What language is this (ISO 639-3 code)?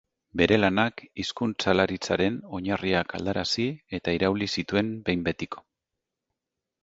eus